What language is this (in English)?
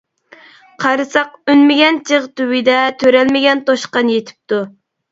Uyghur